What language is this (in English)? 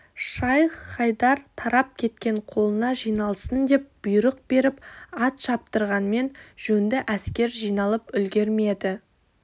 Kazakh